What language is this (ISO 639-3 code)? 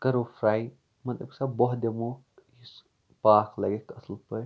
kas